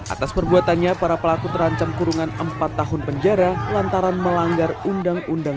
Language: Indonesian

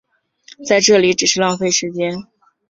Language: Chinese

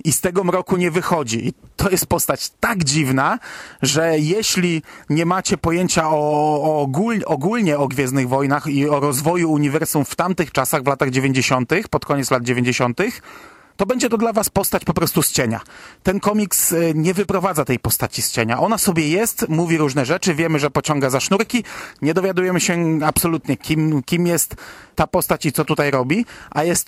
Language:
Polish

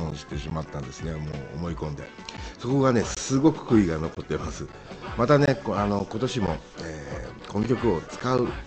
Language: Japanese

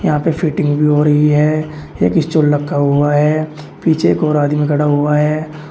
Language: Hindi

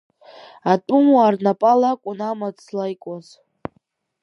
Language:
Abkhazian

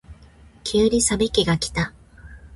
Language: Japanese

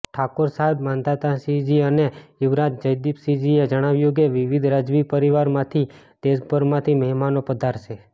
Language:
Gujarati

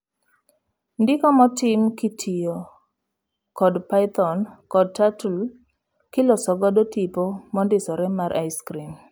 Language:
Luo (Kenya and Tanzania)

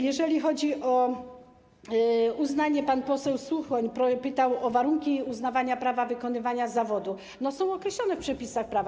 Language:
Polish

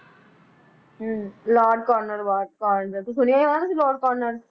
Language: Punjabi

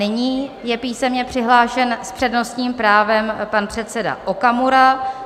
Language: Czech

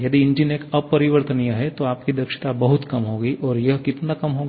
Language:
Hindi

